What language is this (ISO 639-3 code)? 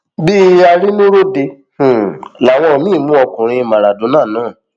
yor